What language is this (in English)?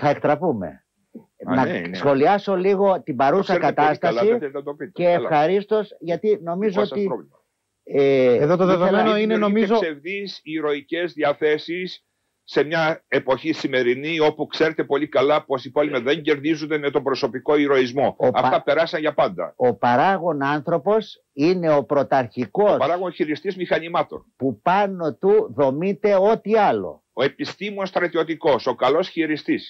Greek